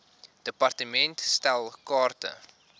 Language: Afrikaans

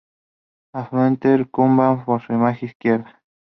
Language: Spanish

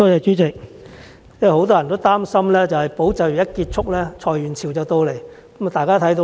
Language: Cantonese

